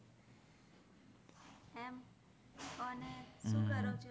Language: Gujarati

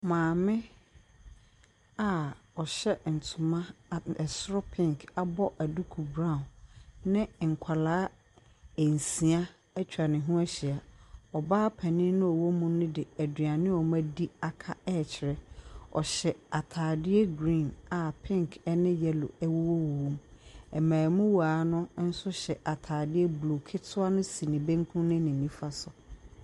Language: Akan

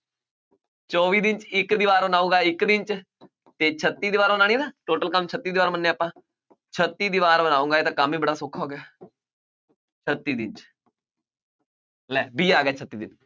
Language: Punjabi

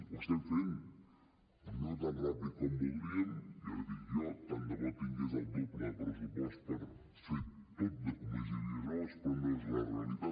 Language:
Catalan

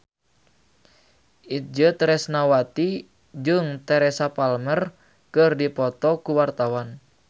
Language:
Sundanese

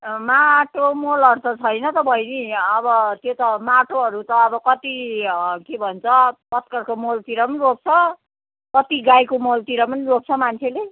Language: Nepali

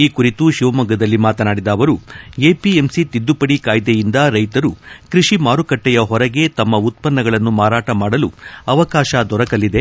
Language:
Kannada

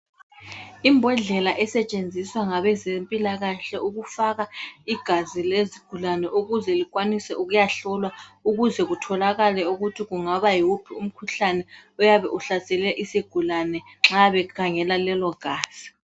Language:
North Ndebele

